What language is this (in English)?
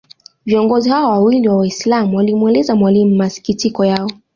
Swahili